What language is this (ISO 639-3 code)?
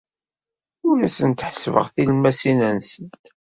kab